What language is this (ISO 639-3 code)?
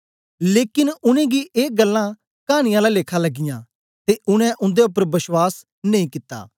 doi